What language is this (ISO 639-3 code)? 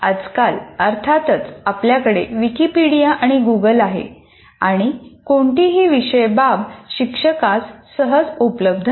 mar